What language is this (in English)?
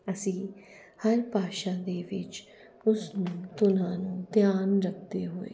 Punjabi